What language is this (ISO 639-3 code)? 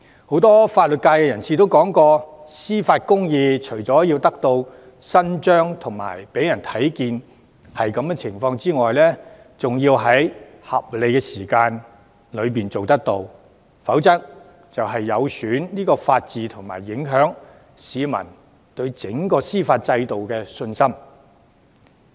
yue